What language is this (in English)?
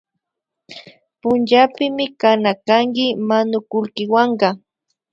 Imbabura Highland Quichua